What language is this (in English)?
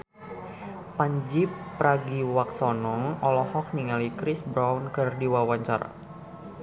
Sundanese